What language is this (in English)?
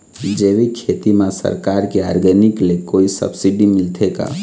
Chhattisgarhi